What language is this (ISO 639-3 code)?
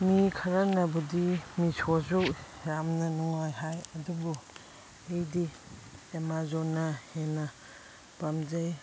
mni